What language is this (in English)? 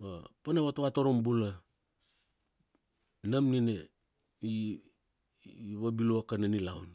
Kuanua